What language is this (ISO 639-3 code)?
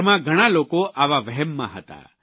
guj